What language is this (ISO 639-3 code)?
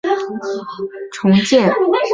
zho